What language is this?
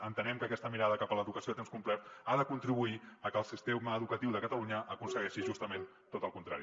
Catalan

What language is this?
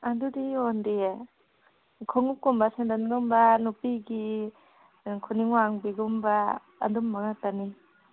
Manipuri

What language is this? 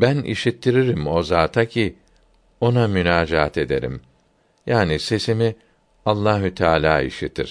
Turkish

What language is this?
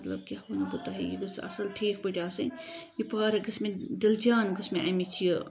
Kashmiri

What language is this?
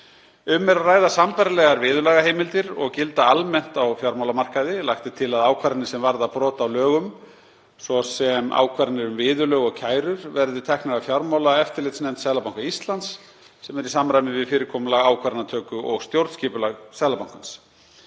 Icelandic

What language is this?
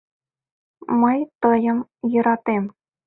Mari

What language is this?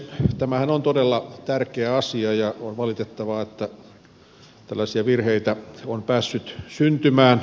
Finnish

